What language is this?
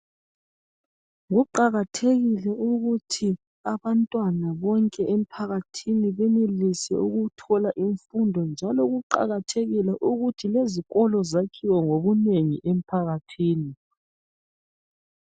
North Ndebele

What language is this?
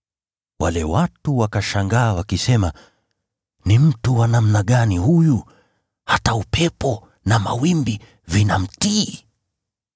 Swahili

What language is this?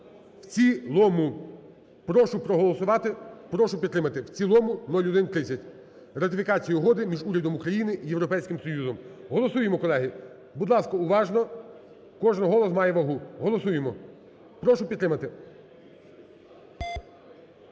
Ukrainian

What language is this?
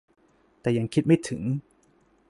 Thai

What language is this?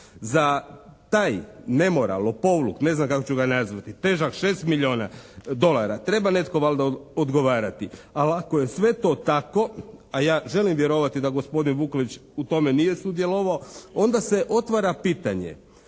Croatian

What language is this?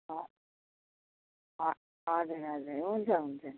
Nepali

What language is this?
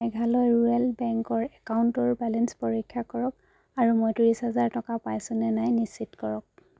Assamese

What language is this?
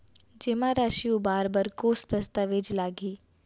Chhattisgarhi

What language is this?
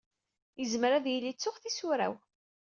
Kabyle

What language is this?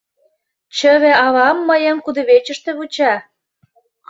Mari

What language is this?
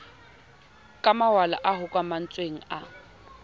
Southern Sotho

